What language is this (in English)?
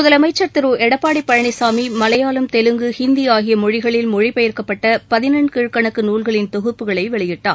Tamil